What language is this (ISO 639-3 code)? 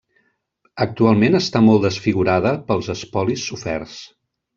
cat